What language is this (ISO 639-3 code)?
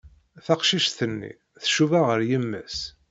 kab